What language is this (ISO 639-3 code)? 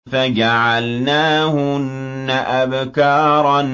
ara